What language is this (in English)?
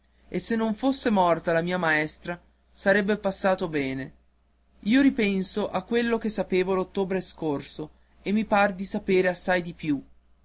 Italian